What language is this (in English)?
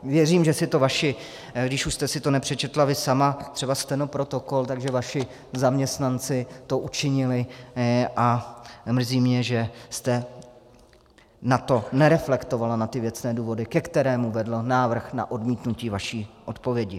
Czech